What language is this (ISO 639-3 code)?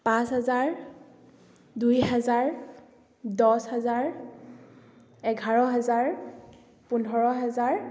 asm